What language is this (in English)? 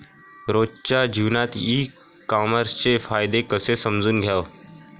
Marathi